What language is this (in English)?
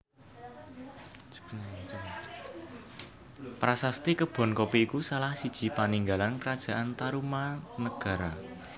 Javanese